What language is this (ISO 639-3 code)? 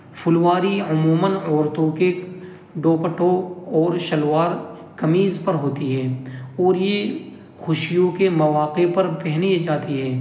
urd